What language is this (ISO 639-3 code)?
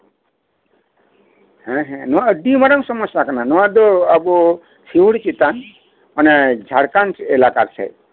sat